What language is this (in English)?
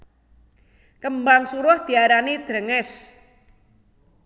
Javanese